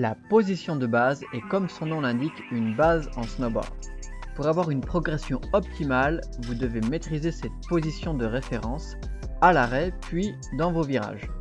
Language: French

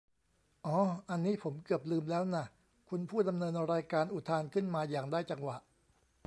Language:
Thai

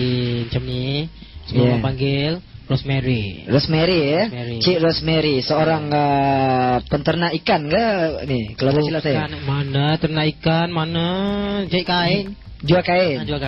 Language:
Malay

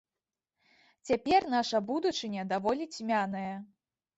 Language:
Belarusian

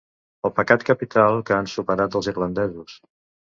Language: Catalan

